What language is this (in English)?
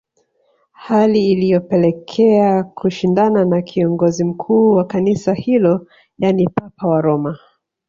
Swahili